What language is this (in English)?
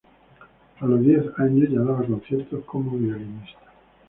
Spanish